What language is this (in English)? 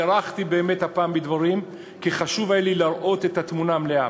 Hebrew